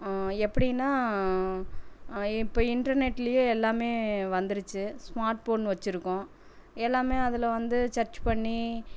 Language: Tamil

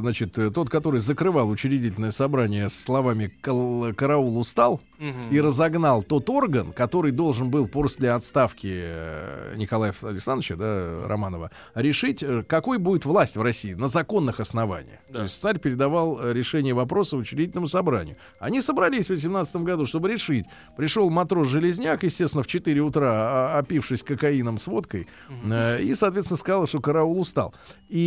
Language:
Russian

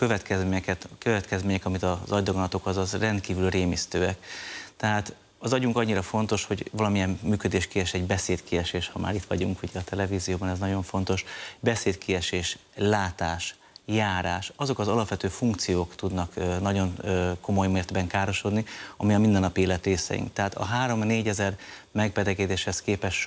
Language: Hungarian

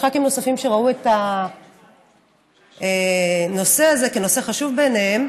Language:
Hebrew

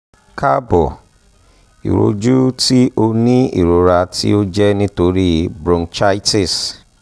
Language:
Yoruba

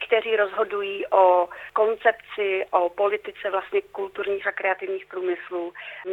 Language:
Czech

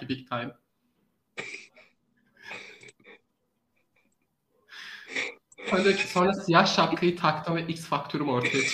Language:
Turkish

